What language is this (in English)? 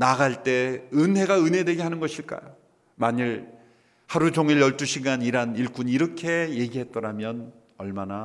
Korean